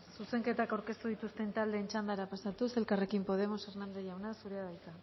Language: Basque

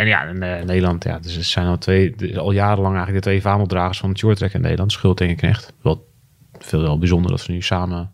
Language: Dutch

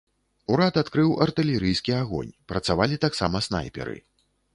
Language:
Belarusian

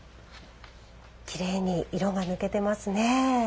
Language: Japanese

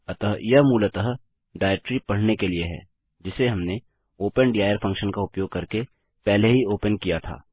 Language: Hindi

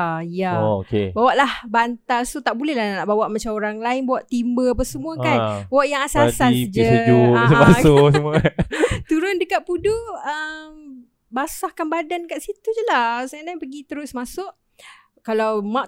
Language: Malay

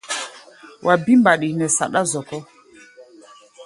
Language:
Gbaya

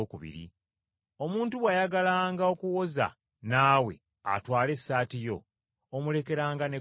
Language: Ganda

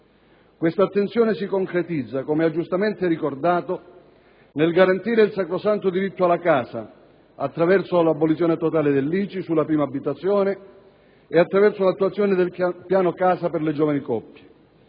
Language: Italian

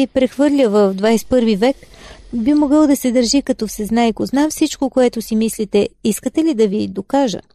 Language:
Bulgarian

